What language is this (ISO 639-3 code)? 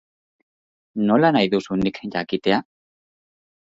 eus